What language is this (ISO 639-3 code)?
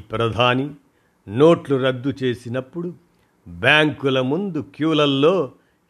tel